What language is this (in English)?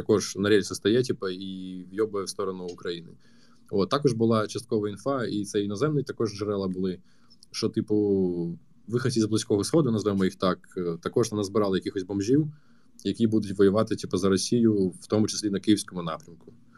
Ukrainian